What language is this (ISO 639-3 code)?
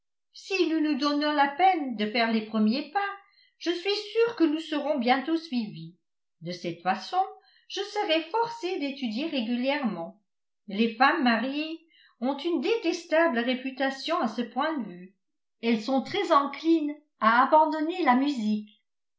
fra